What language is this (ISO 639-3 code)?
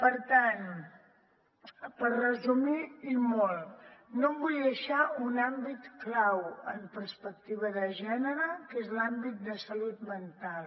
cat